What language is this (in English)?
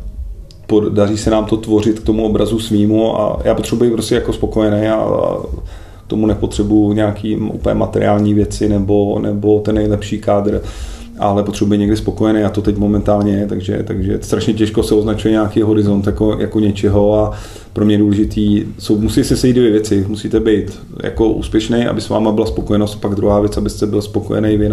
Czech